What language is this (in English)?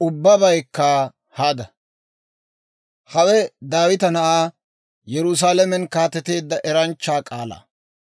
Dawro